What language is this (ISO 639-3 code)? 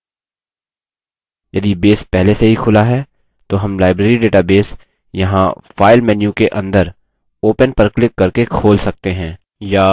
hin